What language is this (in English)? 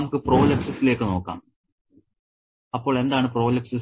Malayalam